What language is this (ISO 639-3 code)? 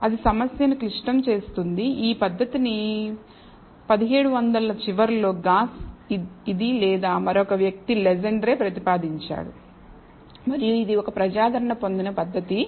tel